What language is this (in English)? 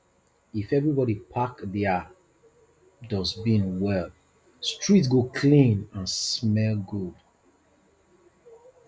Nigerian Pidgin